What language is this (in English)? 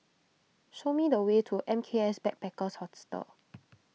English